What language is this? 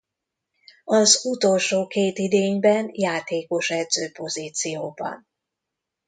Hungarian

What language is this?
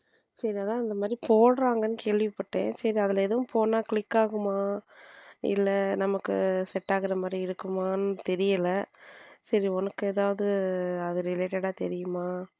Tamil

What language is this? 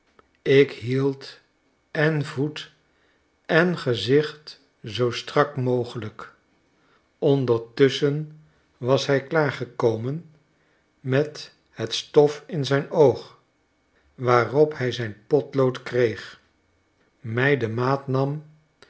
Dutch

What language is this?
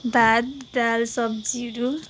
Nepali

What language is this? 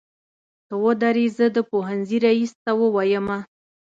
Pashto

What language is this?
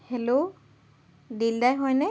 Assamese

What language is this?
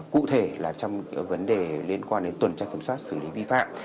Vietnamese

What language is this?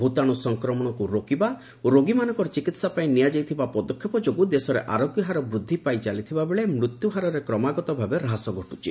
Odia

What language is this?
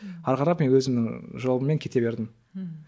Kazakh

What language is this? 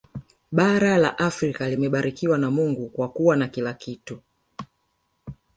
Swahili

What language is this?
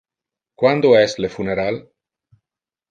Interlingua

